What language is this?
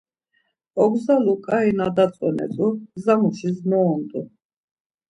Laz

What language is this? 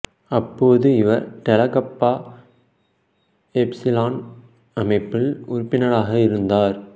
Tamil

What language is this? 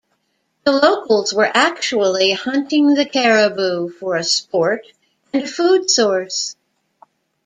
English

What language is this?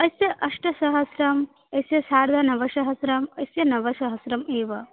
Sanskrit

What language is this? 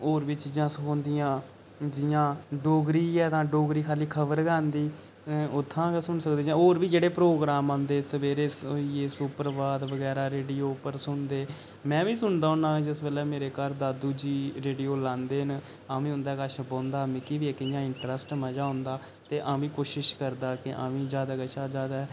Dogri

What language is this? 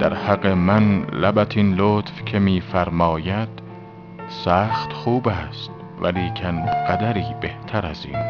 Persian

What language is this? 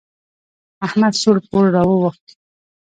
Pashto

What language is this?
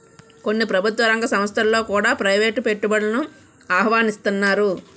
Telugu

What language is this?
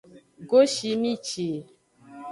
Aja (Benin)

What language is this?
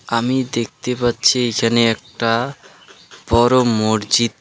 Bangla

